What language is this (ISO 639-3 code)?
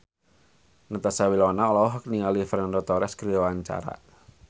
sun